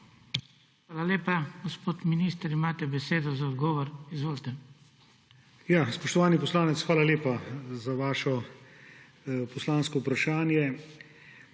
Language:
Slovenian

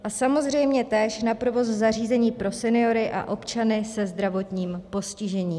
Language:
Czech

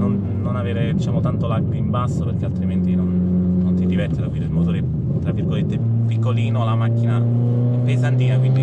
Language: Italian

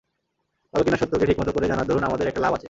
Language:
Bangla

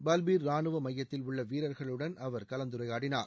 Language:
Tamil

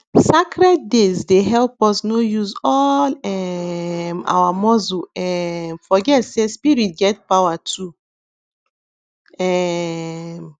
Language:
Nigerian Pidgin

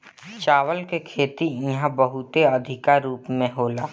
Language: Bhojpuri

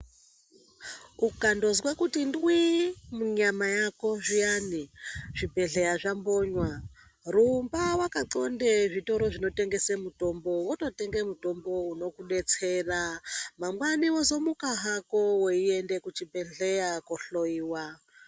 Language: Ndau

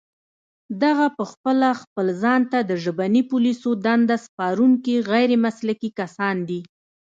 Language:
Pashto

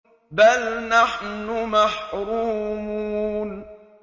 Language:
Arabic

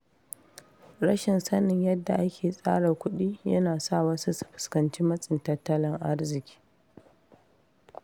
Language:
Hausa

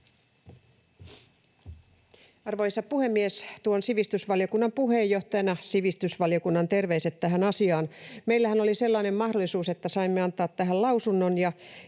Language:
Finnish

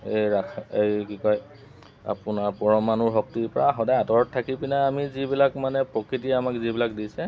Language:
Assamese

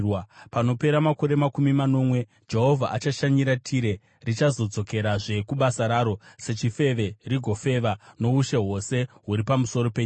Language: Shona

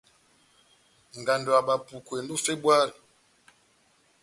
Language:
Batanga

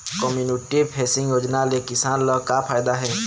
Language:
Chhattisgarhi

